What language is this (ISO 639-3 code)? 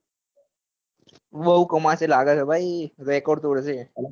guj